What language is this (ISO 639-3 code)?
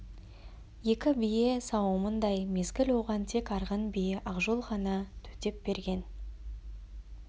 kaz